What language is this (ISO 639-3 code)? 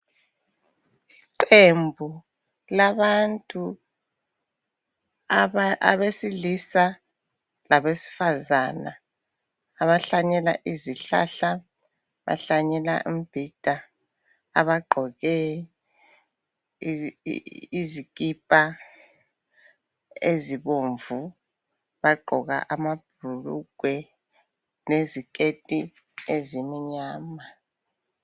nde